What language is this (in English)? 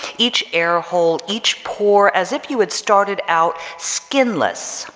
English